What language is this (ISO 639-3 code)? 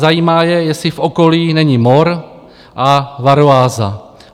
ces